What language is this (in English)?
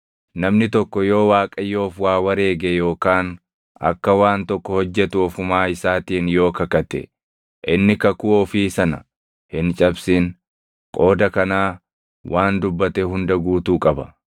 Oromo